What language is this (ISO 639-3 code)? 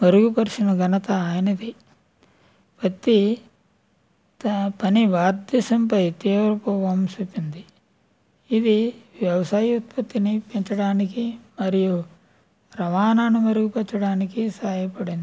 tel